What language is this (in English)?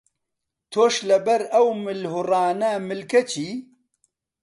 Central Kurdish